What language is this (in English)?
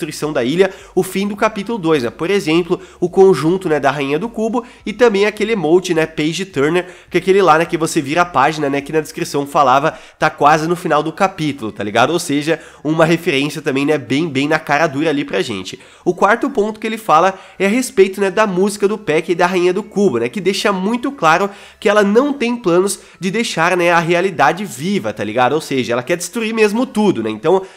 Portuguese